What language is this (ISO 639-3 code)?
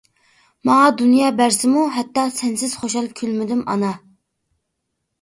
uig